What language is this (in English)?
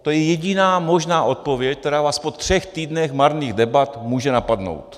Czech